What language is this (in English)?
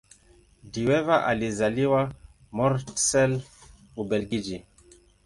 Swahili